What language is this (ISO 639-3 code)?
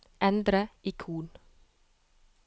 nor